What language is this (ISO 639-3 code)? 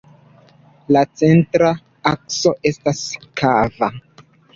epo